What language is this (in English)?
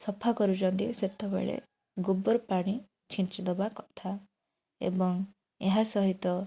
Odia